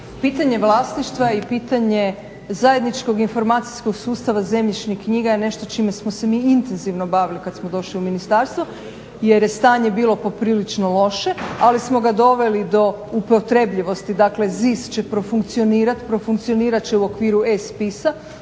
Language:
Croatian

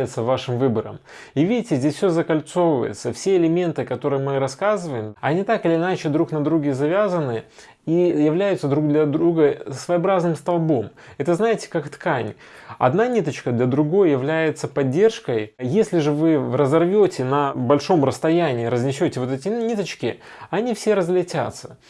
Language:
Russian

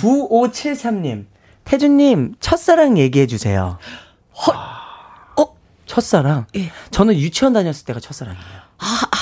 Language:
Korean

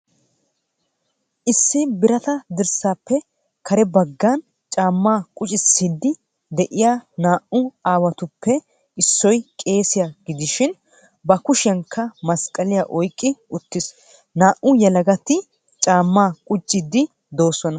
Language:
Wolaytta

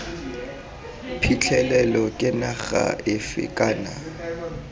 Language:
Tswana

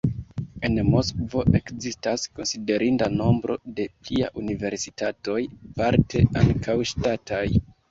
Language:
Esperanto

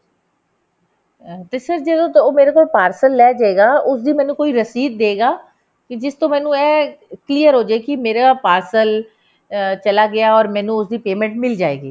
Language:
Punjabi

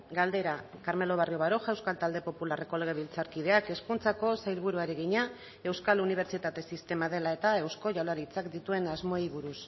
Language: Basque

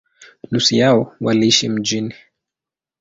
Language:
Swahili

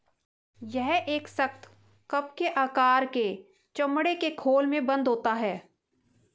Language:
Hindi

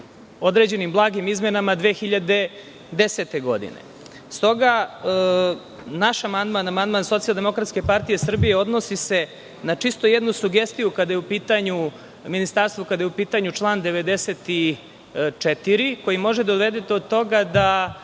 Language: Serbian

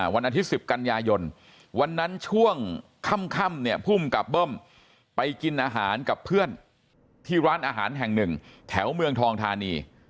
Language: Thai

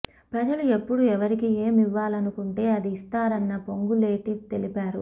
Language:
Telugu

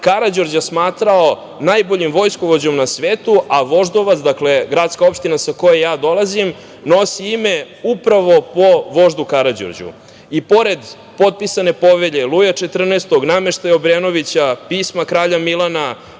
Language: Serbian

